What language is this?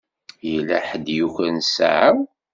Kabyle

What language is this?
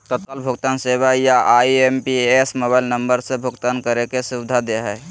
Magahi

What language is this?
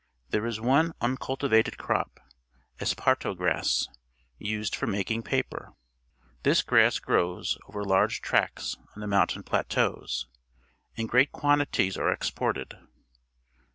English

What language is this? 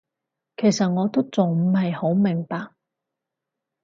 Cantonese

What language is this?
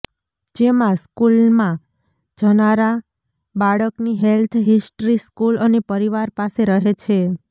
Gujarati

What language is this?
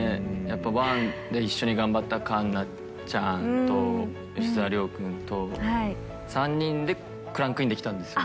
Japanese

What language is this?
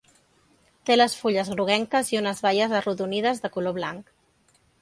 Catalan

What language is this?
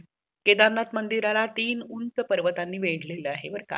Marathi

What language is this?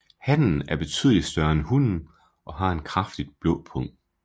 Danish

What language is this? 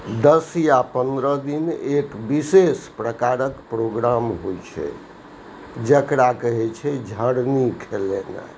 Maithili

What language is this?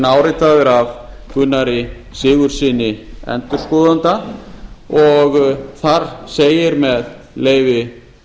Icelandic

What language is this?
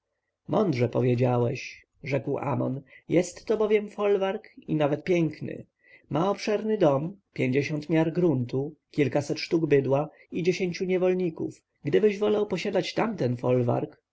Polish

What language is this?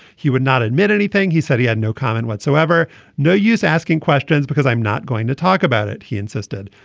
English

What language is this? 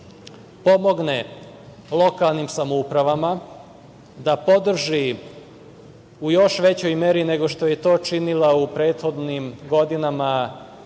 Serbian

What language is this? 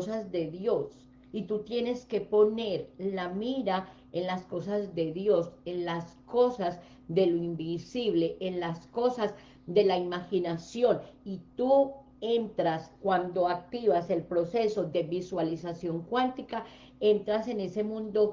Spanish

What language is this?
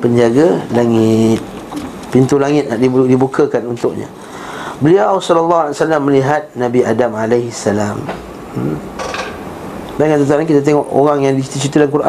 Malay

